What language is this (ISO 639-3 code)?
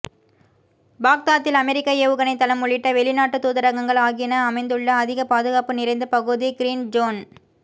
tam